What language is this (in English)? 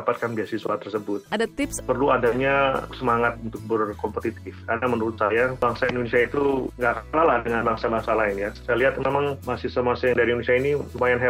Indonesian